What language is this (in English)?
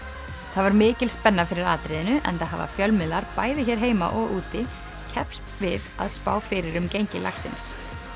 Icelandic